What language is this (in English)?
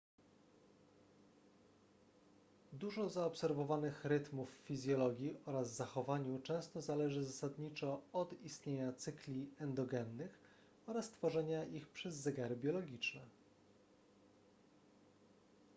Polish